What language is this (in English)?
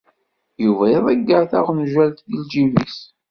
Kabyle